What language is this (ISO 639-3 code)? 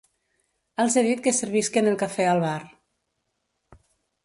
cat